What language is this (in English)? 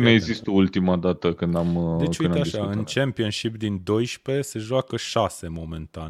Romanian